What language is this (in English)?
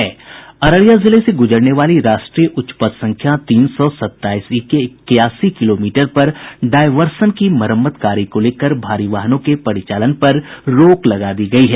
Hindi